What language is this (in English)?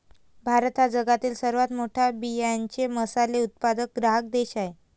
Marathi